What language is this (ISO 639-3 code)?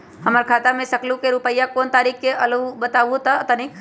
mag